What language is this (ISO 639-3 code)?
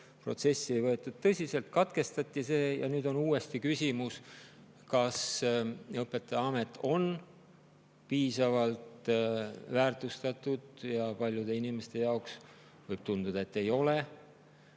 est